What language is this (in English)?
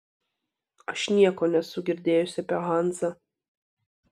Lithuanian